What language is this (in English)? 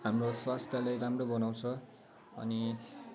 Nepali